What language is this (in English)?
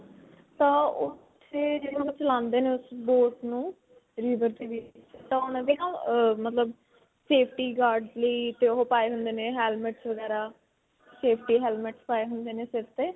Punjabi